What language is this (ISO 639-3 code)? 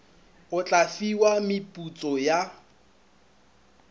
nso